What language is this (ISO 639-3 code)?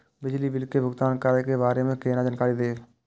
mai